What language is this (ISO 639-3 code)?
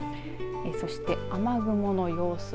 jpn